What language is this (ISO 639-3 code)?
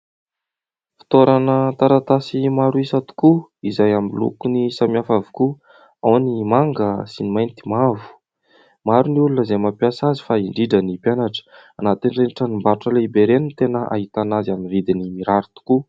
mlg